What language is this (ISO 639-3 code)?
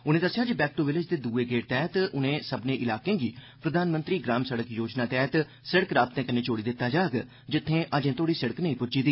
doi